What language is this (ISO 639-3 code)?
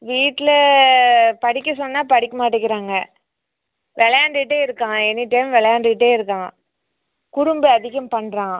tam